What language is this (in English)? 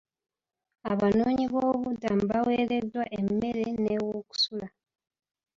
Ganda